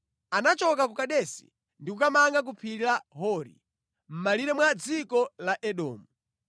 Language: Nyanja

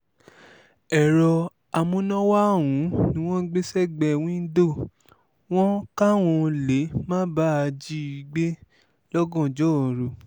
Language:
Yoruba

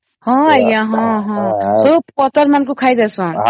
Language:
Odia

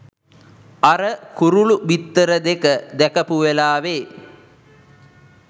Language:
Sinhala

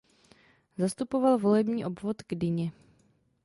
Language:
Czech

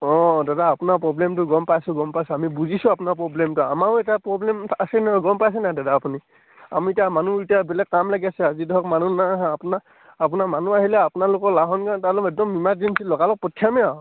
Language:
Assamese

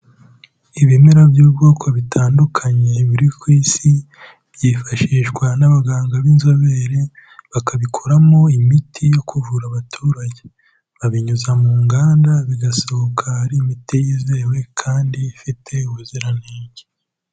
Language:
Kinyarwanda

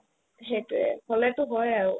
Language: Assamese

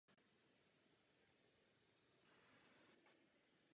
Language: Czech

